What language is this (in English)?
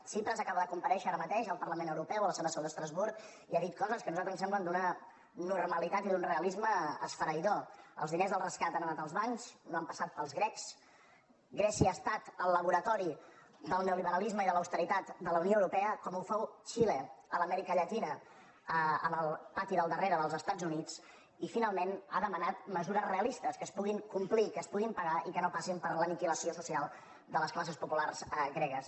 Catalan